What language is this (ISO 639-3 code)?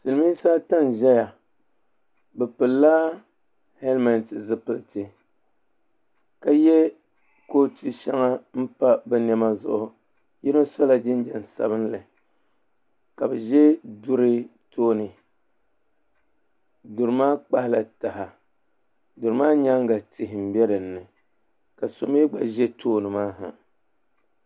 dag